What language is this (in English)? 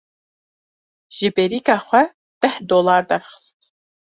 Kurdish